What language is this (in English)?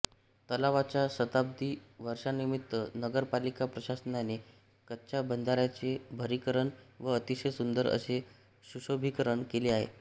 Marathi